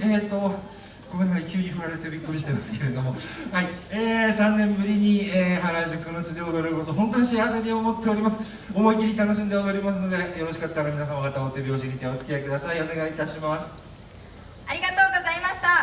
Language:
Japanese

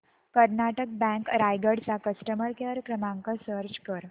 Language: Marathi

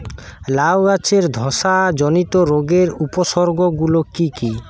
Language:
Bangla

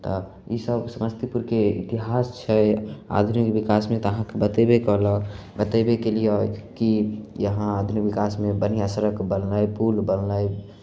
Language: Maithili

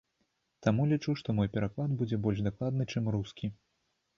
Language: Belarusian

